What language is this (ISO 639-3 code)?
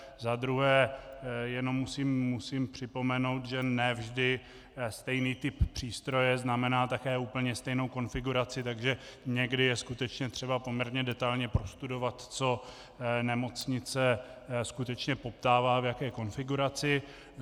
ces